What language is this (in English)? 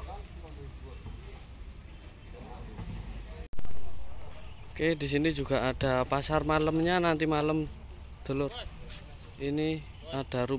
Indonesian